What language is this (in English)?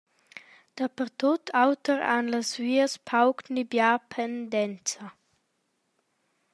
Romansh